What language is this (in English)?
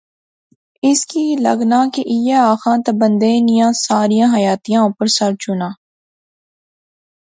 Pahari-Potwari